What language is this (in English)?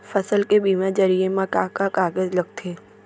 Chhattisgarhi